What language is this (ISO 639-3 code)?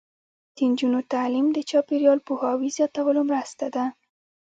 pus